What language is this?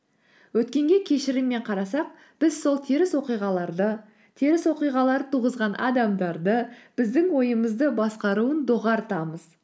Kazakh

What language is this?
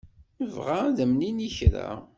Kabyle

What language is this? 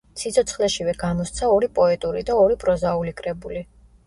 Georgian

